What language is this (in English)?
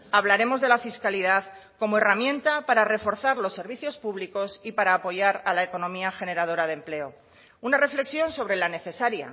Spanish